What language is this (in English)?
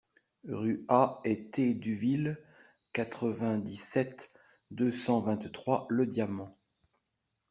French